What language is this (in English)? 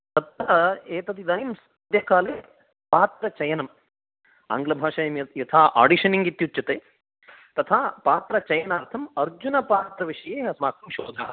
Sanskrit